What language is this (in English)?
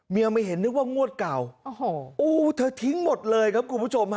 Thai